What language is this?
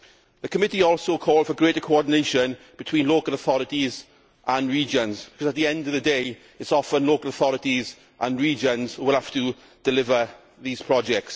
English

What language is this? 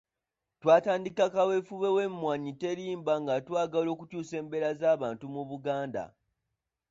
Ganda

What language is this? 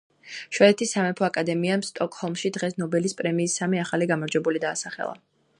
Georgian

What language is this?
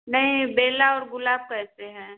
Hindi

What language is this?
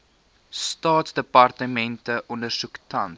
Afrikaans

